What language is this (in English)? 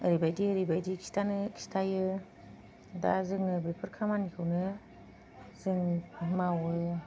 Bodo